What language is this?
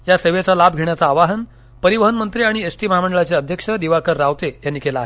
Marathi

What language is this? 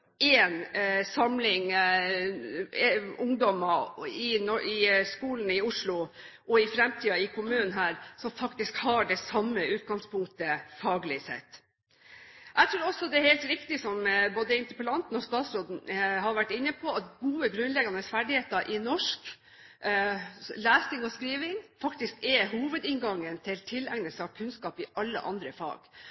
Norwegian Bokmål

